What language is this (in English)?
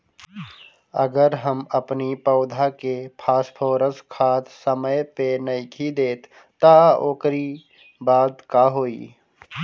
Bhojpuri